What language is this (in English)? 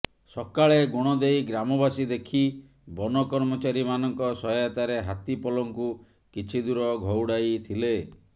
Odia